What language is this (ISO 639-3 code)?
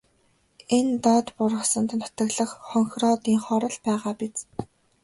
mon